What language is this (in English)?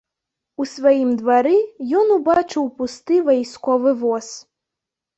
Belarusian